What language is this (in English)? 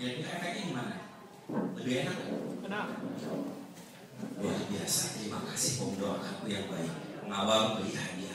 Indonesian